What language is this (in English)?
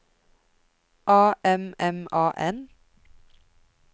Norwegian